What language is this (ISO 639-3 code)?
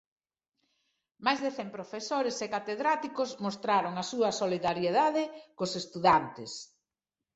glg